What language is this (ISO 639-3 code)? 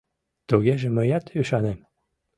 chm